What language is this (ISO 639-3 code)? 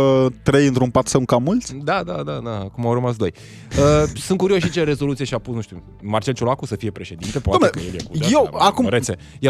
ron